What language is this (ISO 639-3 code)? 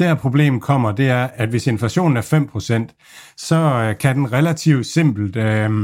dan